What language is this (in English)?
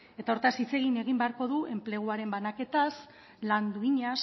Basque